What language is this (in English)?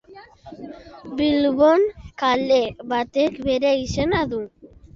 Basque